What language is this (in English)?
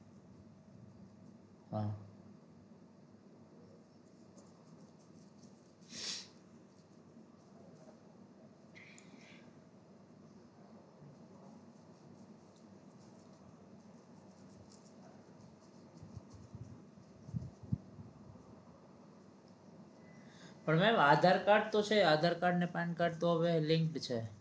Gujarati